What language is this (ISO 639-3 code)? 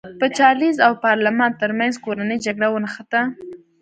pus